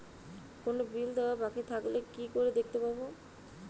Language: Bangla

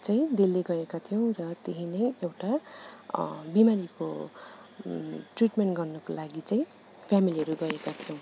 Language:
Nepali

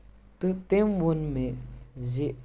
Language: Kashmiri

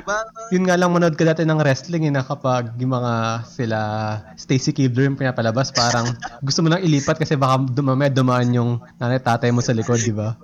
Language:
Filipino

